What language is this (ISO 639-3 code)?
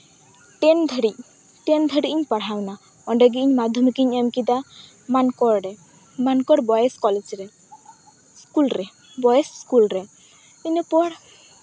sat